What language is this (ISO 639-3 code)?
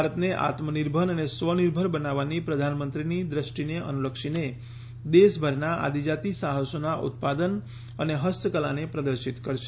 guj